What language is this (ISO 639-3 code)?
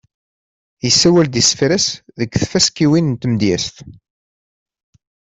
kab